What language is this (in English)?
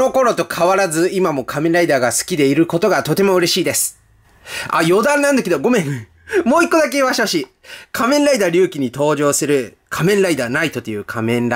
Japanese